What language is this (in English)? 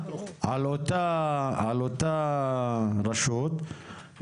Hebrew